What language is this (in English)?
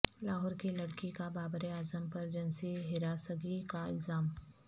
Urdu